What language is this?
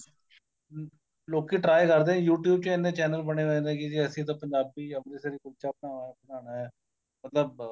Punjabi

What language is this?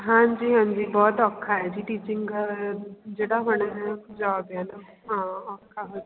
Punjabi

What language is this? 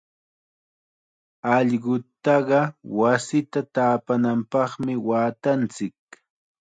Chiquián Ancash Quechua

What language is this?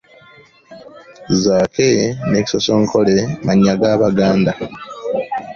Ganda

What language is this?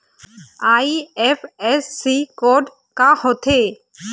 Chhattisgarhi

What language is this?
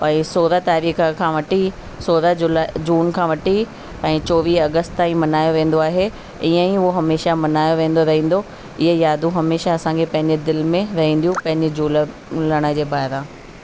Sindhi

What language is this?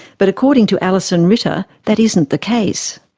English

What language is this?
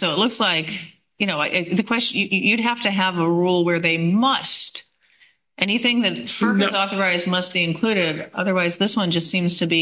English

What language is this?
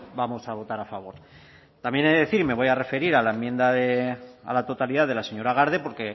Spanish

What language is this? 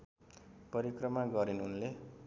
Nepali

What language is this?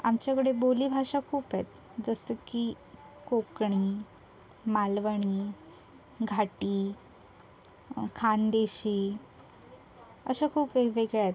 Marathi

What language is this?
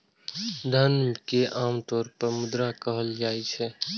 Maithili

